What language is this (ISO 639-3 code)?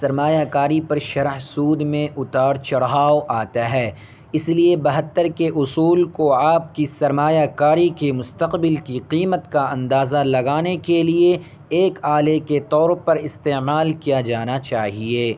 urd